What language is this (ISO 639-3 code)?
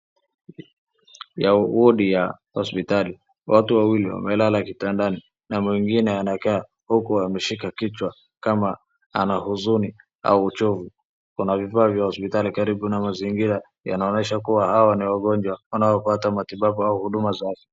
swa